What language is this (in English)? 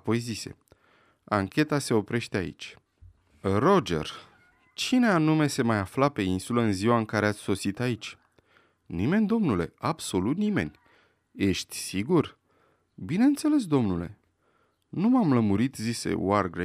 Romanian